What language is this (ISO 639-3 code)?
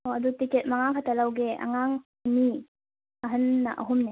mni